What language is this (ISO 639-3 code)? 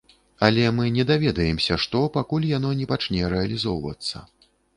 bel